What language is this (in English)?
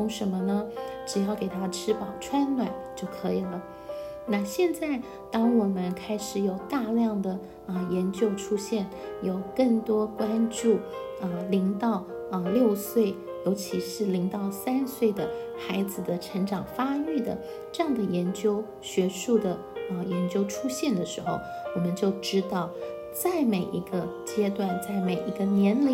Chinese